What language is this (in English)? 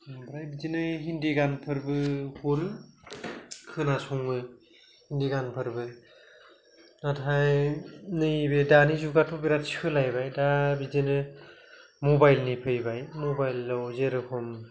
Bodo